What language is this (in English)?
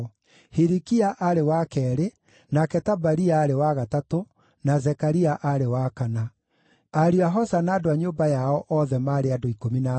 Kikuyu